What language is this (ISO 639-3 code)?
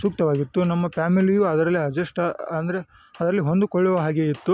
kan